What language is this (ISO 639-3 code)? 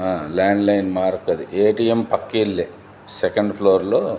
tel